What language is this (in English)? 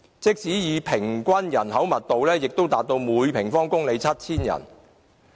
Cantonese